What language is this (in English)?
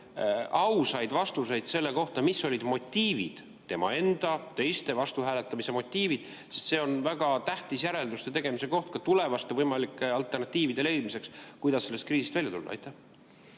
Estonian